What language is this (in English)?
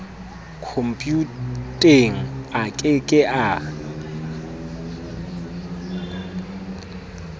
Southern Sotho